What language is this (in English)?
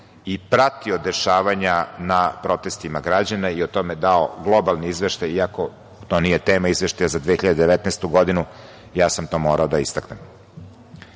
Serbian